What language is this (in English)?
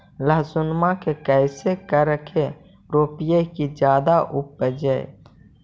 Magahi